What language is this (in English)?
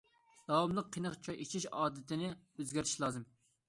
Uyghur